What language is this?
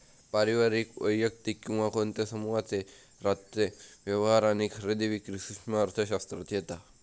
Marathi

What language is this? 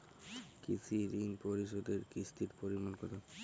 Bangla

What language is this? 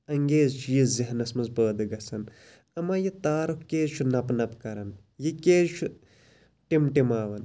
Kashmiri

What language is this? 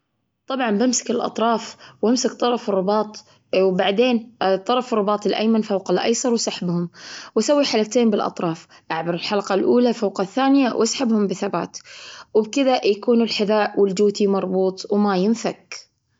Gulf Arabic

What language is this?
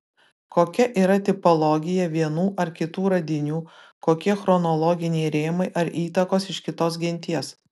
Lithuanian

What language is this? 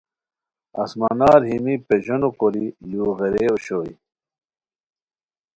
Khowar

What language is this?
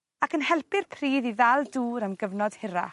Welsh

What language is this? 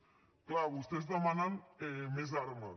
Catalan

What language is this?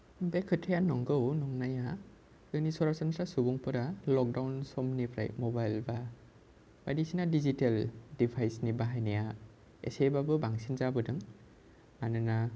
Bodo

